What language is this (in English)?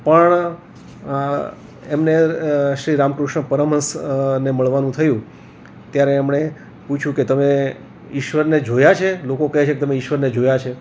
Gujarati